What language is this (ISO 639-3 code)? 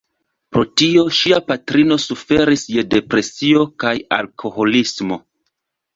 epo